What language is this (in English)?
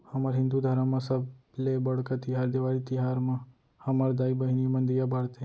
Chhattisgarhi